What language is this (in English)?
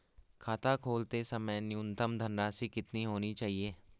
Hindi